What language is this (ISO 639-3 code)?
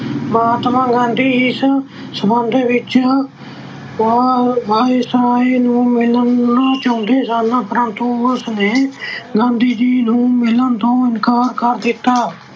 pan